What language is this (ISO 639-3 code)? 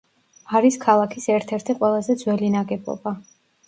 kat